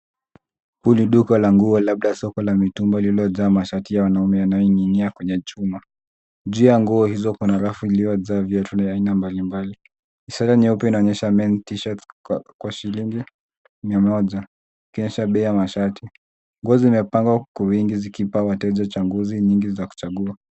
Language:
Swahili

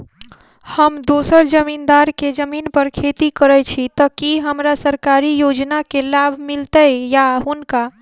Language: Maithili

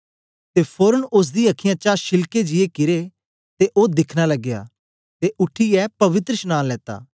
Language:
Dogri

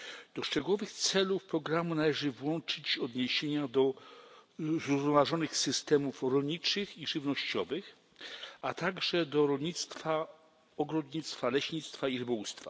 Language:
Polish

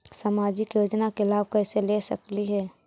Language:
Magahi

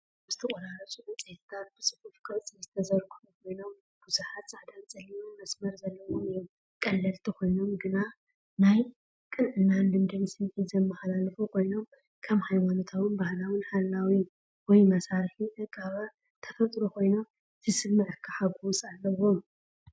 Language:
Tigrinya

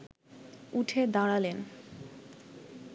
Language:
Bangla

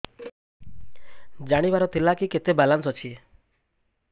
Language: Odia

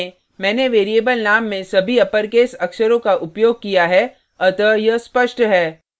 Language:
Hindi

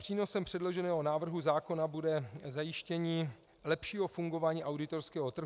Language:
Czech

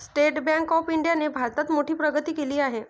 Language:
Marathi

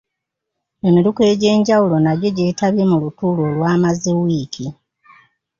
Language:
Ganda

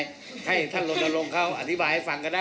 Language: Thai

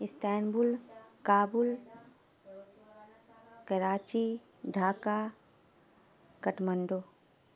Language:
Urdu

